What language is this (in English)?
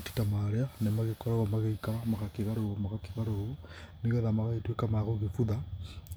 Kikuyu